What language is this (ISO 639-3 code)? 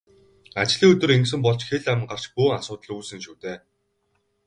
mon